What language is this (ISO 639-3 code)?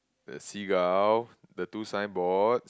eng